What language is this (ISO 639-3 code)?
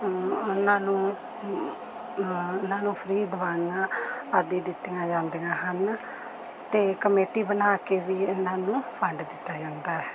pan